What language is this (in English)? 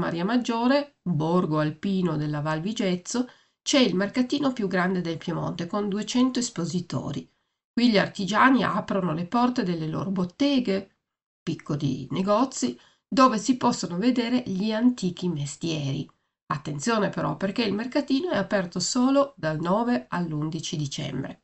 Italian